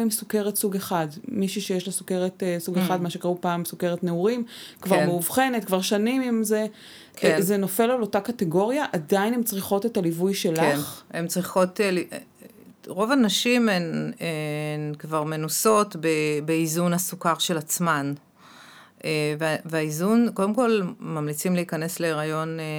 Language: Hebrew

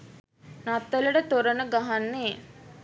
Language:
Sinhala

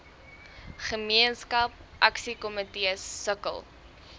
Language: Afrikaans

